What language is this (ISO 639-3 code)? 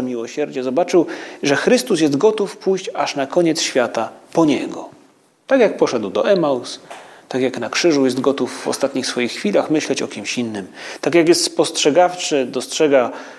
pol